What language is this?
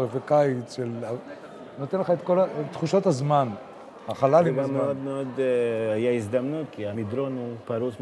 Hebrew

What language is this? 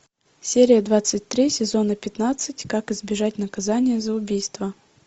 Russian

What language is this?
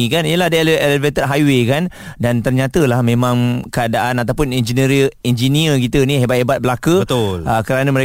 Malay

